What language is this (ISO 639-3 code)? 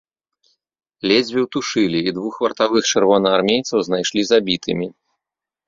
bel